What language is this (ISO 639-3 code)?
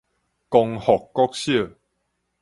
nan